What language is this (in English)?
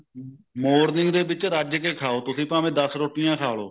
Punjabi